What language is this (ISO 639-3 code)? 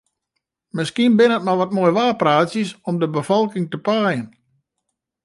fry